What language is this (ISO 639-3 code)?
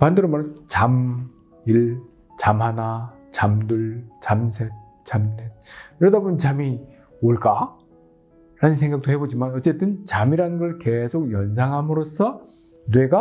kor